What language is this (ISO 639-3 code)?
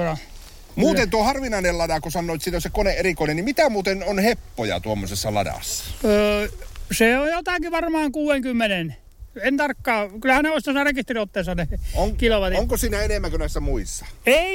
fin